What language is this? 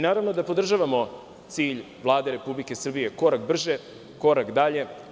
Serbian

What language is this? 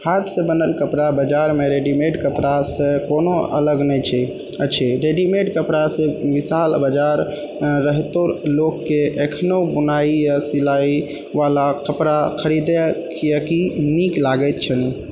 Maithili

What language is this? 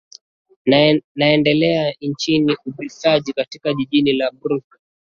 Swahili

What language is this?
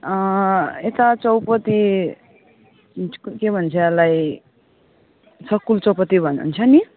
Nepali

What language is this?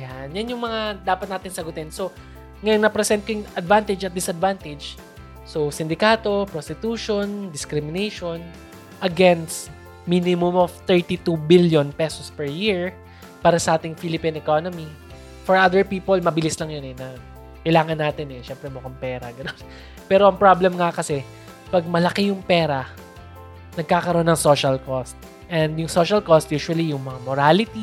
Filipino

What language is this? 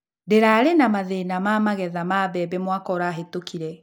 Kikuyu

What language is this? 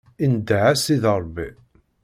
Kabyle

